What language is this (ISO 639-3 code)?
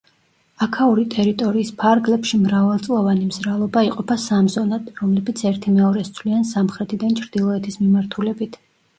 kat